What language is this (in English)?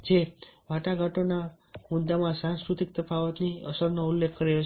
Gujarati